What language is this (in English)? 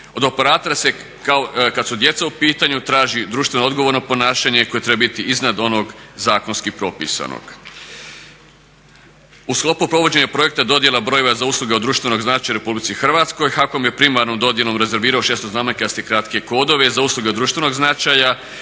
Croatian